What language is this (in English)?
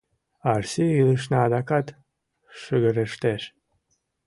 Mari